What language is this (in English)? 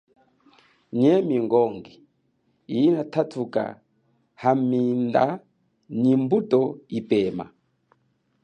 Chokwe